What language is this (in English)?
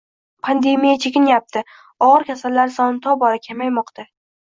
Uzbek